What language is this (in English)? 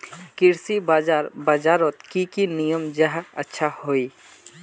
Magahi